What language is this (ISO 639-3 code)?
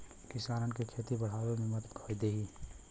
bho